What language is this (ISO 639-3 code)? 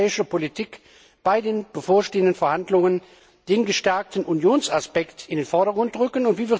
deu